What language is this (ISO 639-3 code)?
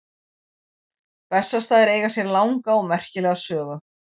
isl